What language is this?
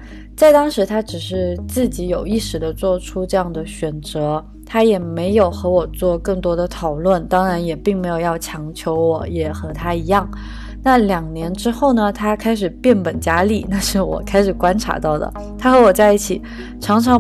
Chinese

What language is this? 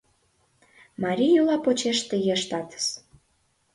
Mari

